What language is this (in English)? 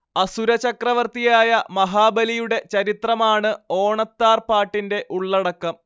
Malayalam